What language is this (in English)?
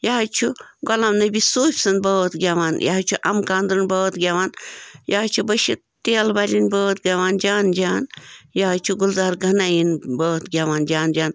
Kashmiri